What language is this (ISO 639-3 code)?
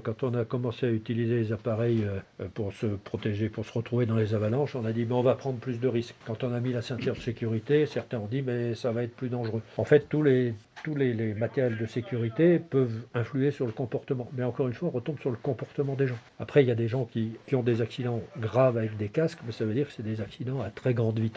fra